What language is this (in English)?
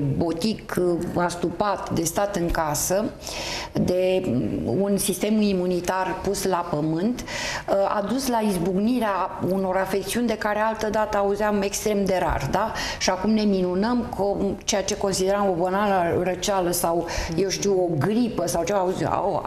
Romanian